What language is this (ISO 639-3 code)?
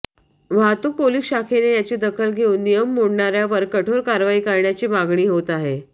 mar